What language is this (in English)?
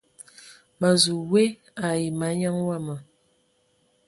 Ewondo